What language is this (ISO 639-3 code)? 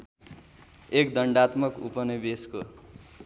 nep